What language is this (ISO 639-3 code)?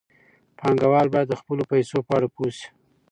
pus